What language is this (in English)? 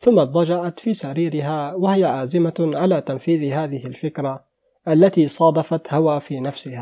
Arabic